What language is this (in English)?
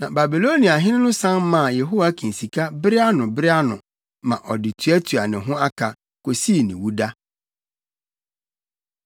Akan